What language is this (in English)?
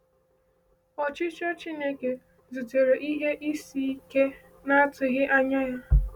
Igbo